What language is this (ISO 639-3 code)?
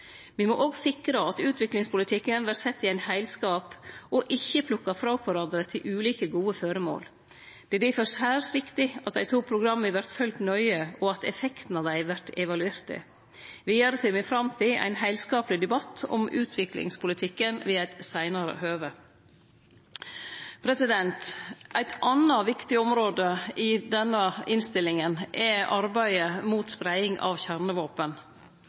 nno